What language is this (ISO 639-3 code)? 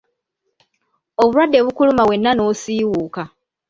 lug